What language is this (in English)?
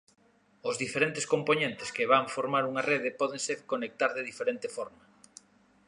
Galician